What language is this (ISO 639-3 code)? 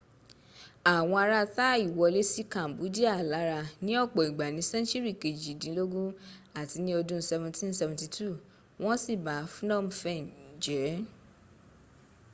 yor